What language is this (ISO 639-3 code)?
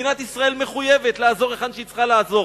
heb